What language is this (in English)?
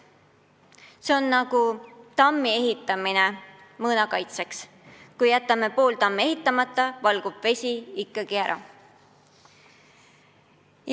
Estonian